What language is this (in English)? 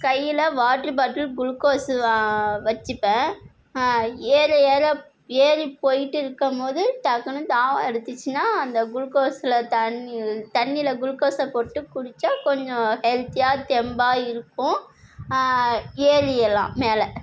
Tamil